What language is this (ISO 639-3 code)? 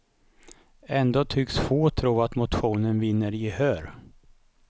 swe